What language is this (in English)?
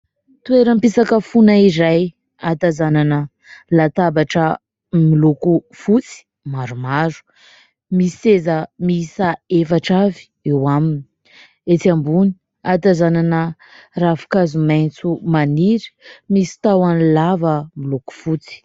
Malagasy